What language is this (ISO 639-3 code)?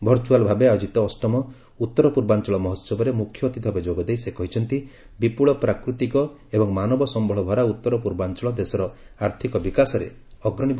ori